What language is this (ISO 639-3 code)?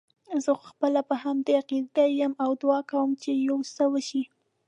pus